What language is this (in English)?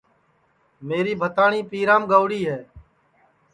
Sansi